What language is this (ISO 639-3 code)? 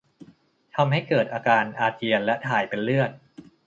tha